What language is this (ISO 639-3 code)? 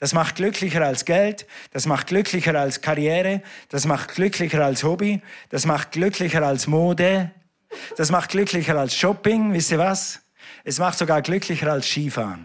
deu